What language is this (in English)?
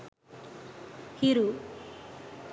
Sinhala